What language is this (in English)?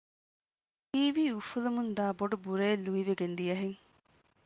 Divehi